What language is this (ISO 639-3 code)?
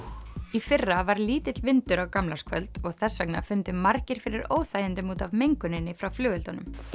isl